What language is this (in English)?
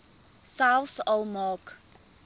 Afrikaans